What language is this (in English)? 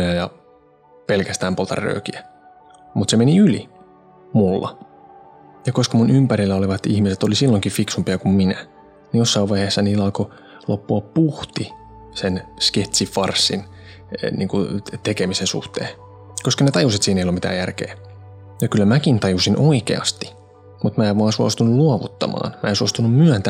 Finnish